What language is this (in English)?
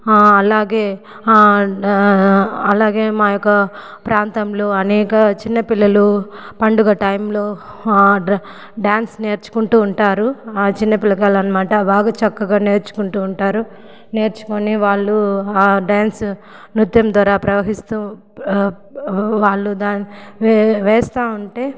Telugu